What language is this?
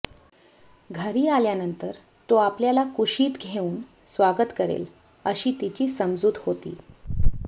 Marathi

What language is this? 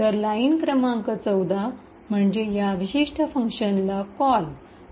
Marathi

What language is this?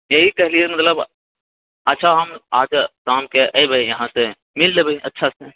Maithili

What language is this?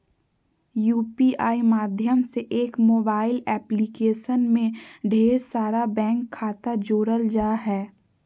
Magahi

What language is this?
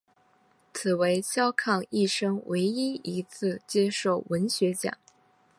Chinese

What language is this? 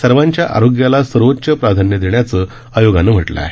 Marathi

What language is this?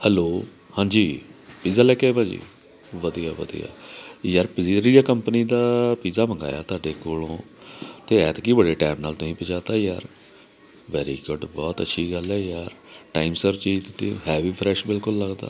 Punjabi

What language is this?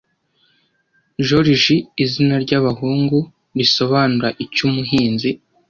Kinyarwanda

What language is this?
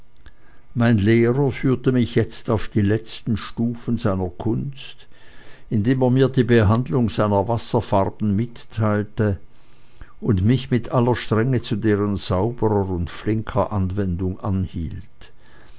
German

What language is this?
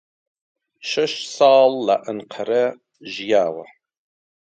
Central Kurdish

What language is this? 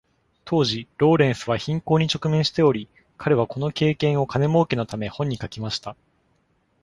Japanese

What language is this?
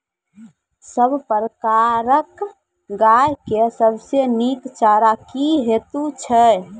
Maithili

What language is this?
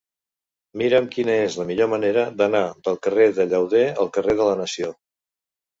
Catalan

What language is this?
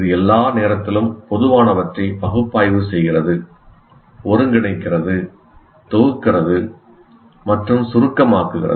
Tamil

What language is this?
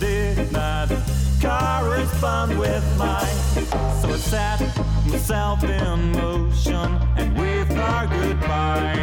Ukrainian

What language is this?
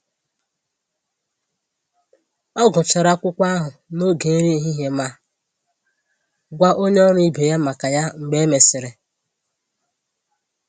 Igbo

